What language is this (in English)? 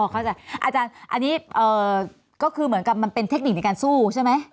Thai